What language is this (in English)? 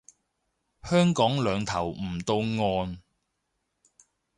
Cantonese